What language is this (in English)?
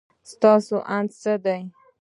Pashto